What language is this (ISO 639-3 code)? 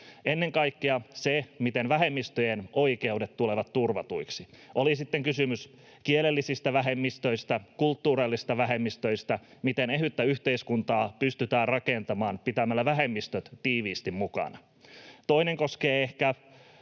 fin